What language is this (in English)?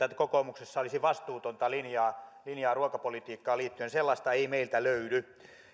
Finnish